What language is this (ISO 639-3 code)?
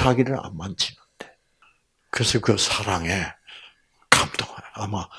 kor